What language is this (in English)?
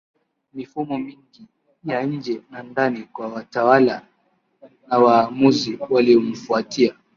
Swahili